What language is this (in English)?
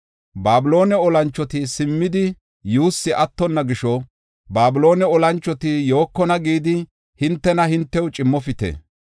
Gofa